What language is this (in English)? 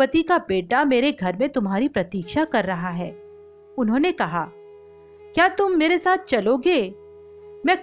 Hindi